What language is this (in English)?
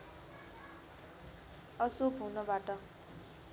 Nepali